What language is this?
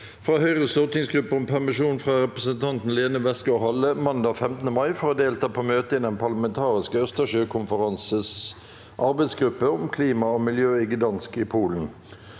Norwegian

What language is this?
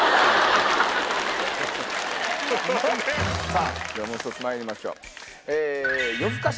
Japanese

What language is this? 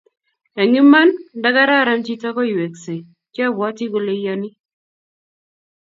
Kalenjin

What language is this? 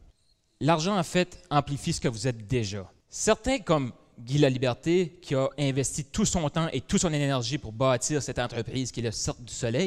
French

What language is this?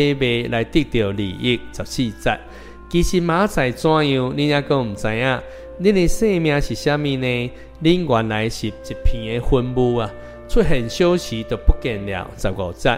Chinese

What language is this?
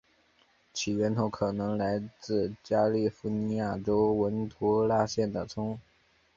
Chinese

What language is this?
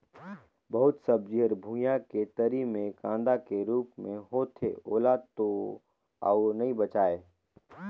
Chhattisgarhi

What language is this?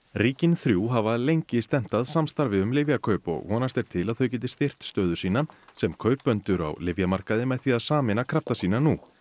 Icelandic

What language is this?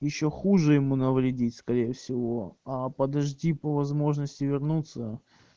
Russian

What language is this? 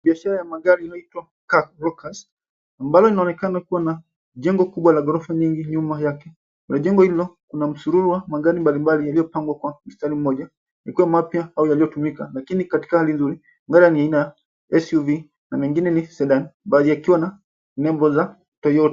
Swahili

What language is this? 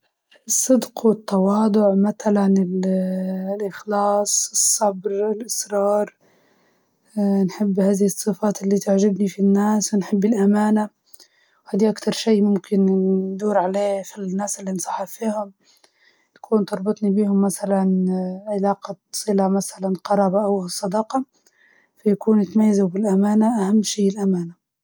Libyan Arabic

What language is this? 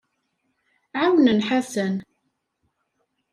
Kabyle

